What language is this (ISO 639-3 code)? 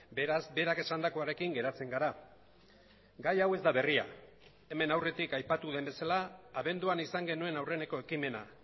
eus